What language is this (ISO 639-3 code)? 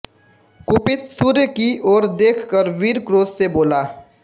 hin